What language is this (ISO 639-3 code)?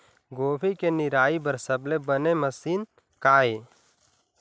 hne